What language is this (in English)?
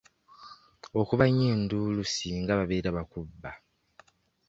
Ganda